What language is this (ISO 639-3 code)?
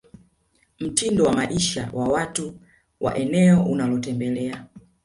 swa